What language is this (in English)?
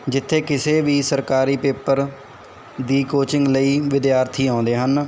Punjabi